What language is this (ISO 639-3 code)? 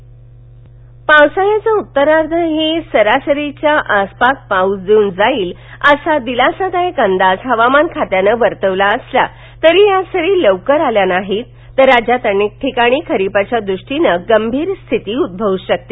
mar